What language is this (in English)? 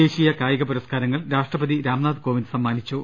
Malayalam